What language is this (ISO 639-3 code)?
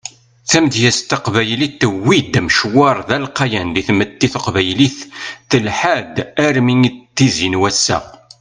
kab